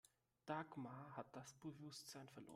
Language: German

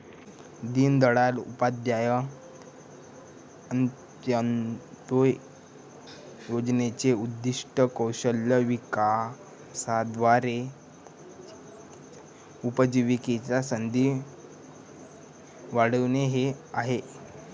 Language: Marathi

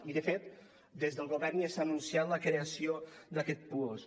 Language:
Catalan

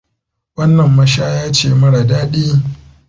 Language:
Hausa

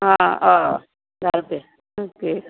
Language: Konkani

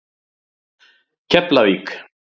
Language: Icelandic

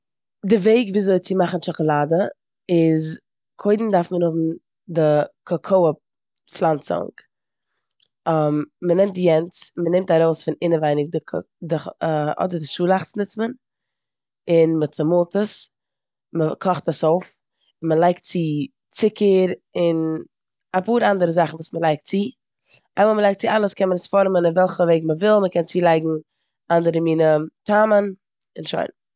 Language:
Yiddish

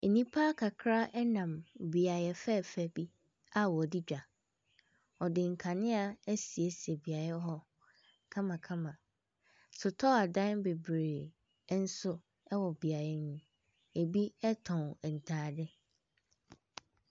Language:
Akan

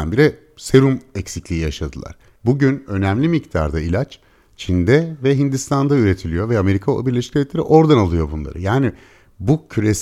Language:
Turkish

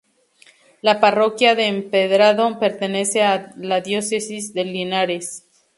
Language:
Spanish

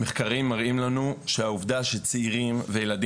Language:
Hebrew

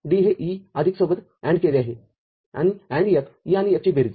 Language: Marathi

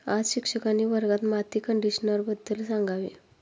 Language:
Marathi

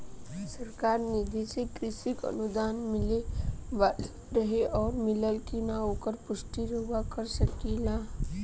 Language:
Bhojpuri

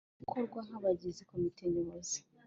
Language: Kinyarwanda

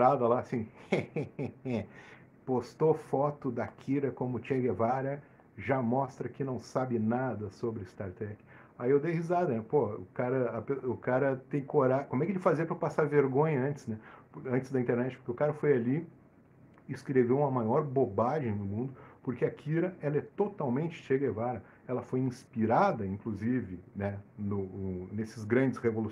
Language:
Portuguese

